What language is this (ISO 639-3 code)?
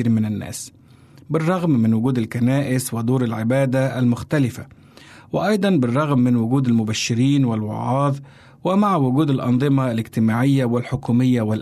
ara